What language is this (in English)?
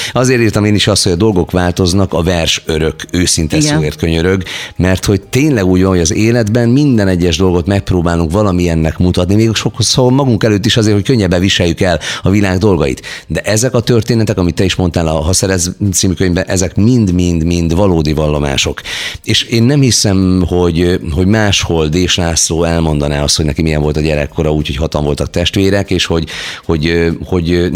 Hungarian